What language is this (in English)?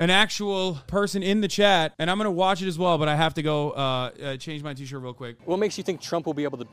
English